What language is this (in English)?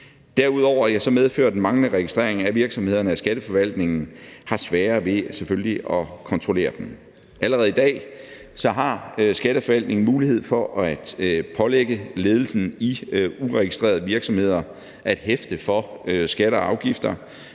Danish